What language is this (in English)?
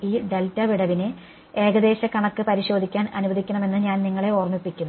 Malayalam